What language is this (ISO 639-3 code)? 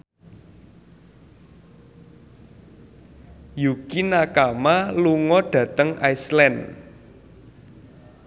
jav